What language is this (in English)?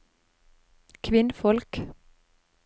Norwegian